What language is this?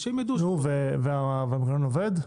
Hebrew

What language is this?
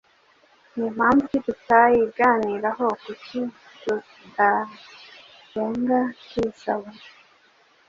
Kinyarwanda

